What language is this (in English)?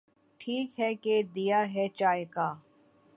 Urdu